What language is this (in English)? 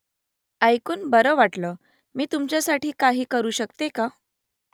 Marathi